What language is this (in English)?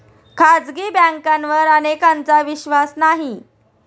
Marathi